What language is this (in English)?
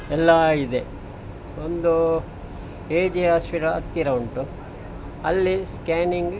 Kannada